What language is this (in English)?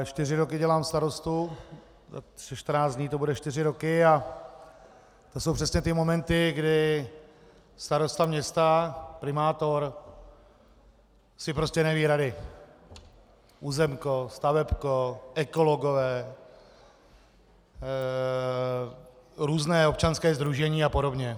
Czech